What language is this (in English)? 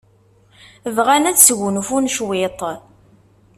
Kabyle